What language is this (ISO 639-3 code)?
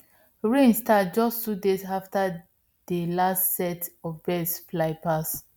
pcm